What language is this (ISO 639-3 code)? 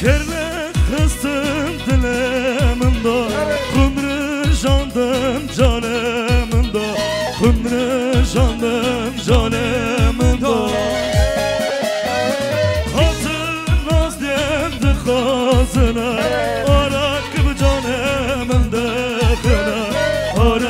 ara